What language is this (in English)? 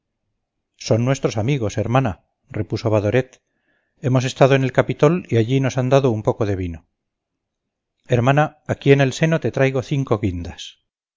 Spanish